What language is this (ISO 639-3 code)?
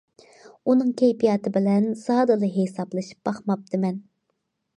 uig